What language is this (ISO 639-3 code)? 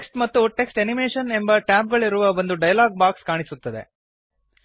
kan